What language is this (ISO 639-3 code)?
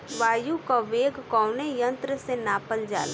bho